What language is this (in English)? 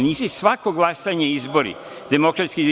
Serbian